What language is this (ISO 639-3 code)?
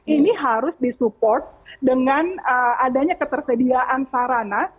ind